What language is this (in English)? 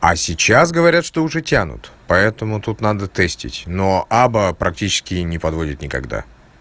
Russian